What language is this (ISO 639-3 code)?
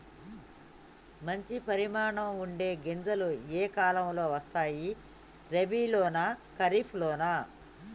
tel